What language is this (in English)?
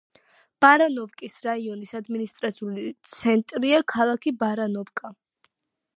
Georgian